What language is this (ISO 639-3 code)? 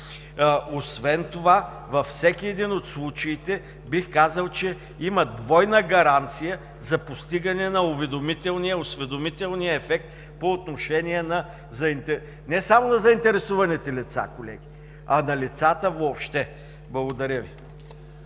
bul